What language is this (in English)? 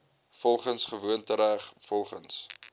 Afrikaans